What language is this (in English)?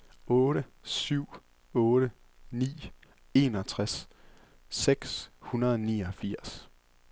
Danish